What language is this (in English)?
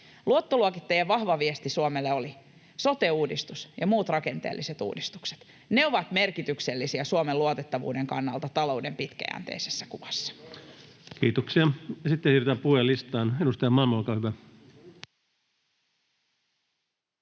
Finnish